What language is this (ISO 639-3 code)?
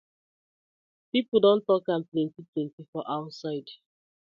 pcm